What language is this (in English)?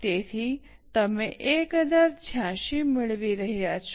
Gujarati